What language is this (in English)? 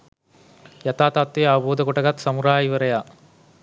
Sinhala